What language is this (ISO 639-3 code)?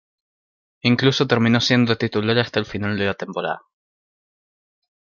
spa